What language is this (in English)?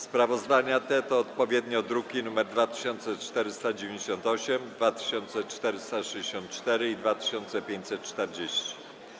Polish